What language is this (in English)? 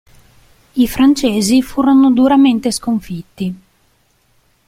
Italian